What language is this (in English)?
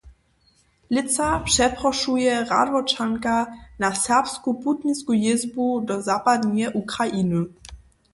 Upper Sorbian